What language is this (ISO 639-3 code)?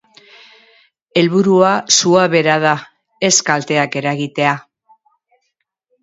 eus